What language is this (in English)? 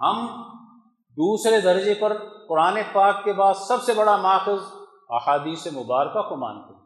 Urdu